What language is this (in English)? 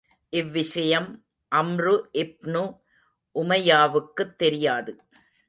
Tamil